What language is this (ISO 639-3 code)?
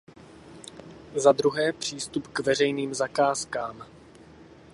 ces